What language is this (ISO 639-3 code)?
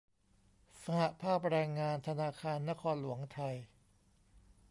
tha